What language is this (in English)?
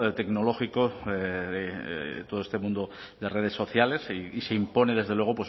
Spanish